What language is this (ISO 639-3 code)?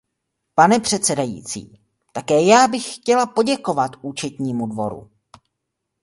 ces